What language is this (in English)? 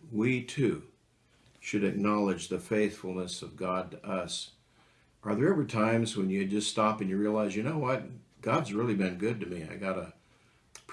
English